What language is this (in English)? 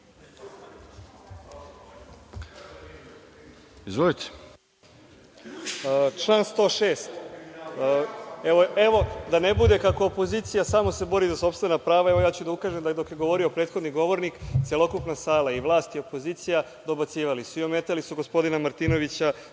Serbian